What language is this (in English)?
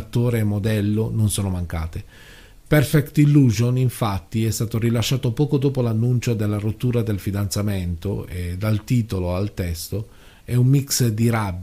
Italian